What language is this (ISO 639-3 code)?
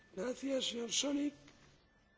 deu